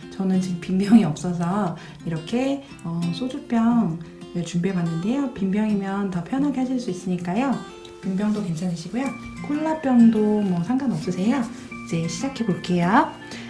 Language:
Korean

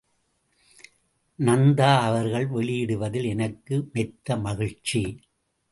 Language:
Tamil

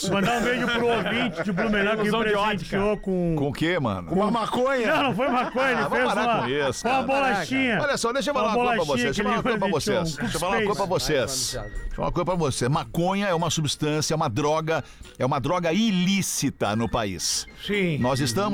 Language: Portuguese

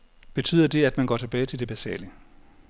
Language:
Danish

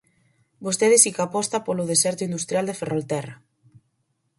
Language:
Galician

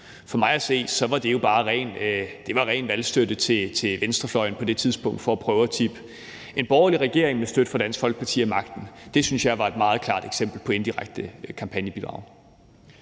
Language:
Danish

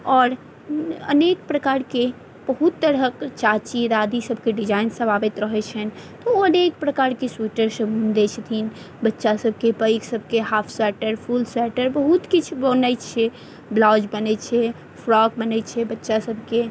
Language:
Maithili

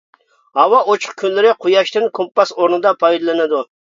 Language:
Uyghur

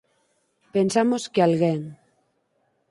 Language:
Galician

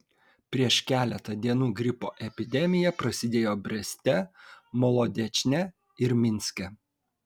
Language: Lithuanian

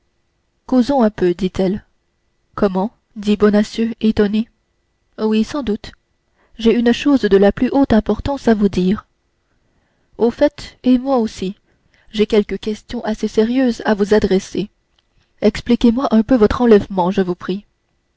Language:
French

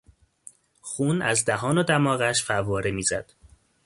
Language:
Persian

